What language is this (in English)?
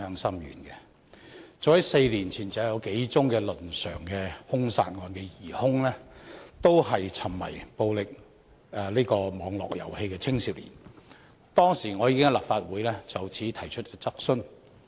Cantonese